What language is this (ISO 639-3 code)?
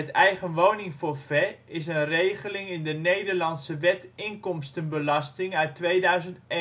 nld